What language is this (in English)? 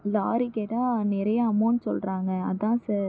Tamil